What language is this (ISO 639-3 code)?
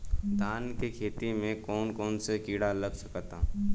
bho